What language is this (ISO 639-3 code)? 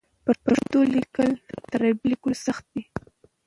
pus